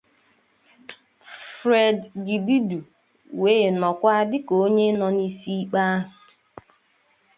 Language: Igbo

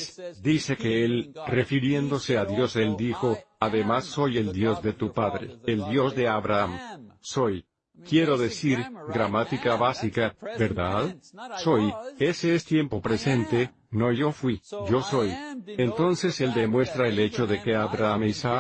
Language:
Spanish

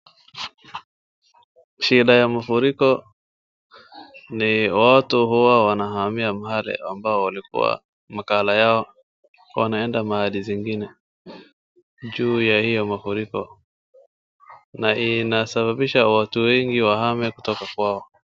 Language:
Swahili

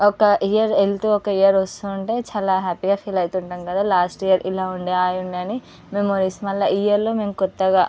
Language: Telugu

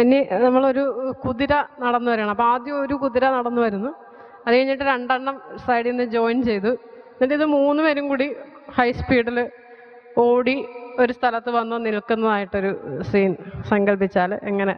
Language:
Dutch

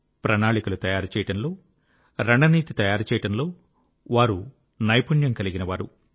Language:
Telugu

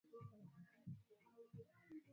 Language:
Swahili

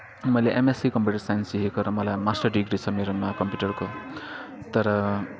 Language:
Nepali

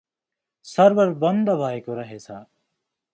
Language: Nepali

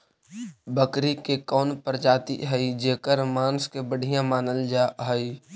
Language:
Magahi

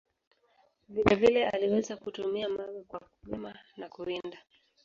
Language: Swahili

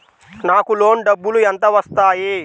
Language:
Telugu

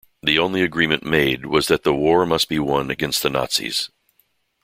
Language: English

